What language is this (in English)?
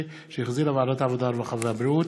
Hebrew